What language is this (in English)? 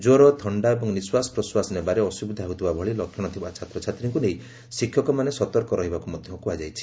Odia